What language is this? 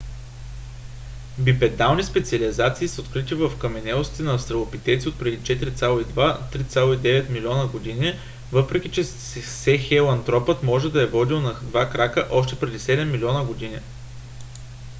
Bulgarian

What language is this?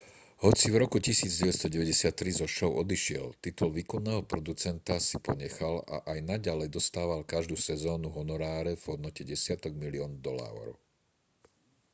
Slovak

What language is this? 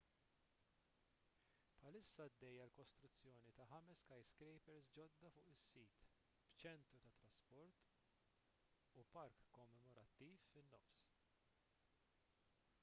Maltese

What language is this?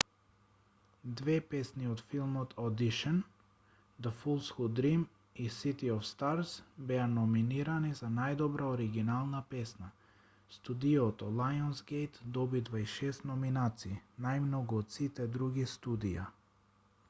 Macedonian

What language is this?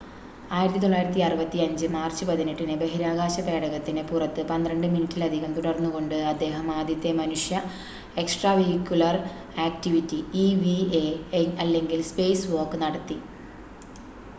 Malayalam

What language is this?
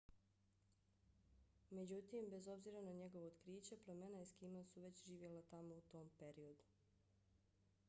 Bosnian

